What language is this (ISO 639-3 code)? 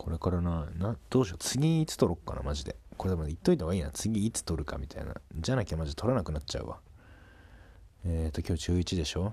jpn